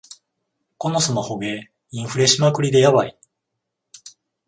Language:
Japanese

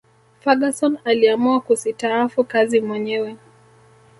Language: Swahili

